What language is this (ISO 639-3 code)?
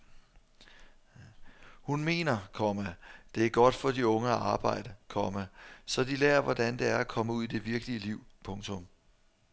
dan